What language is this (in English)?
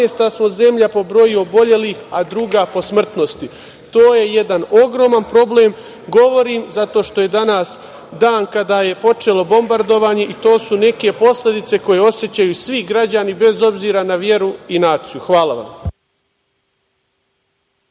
Serbian